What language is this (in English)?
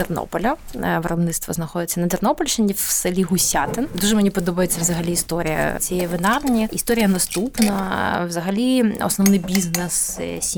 Ukrainian